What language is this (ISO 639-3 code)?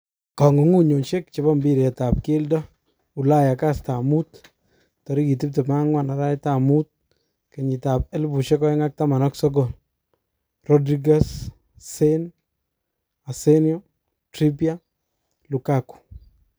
kln